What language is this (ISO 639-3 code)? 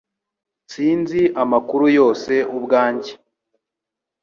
kin